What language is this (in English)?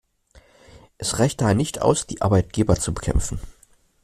German